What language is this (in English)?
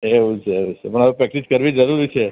Gujarati